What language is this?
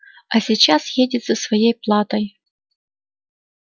Russian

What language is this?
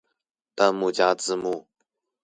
Chinese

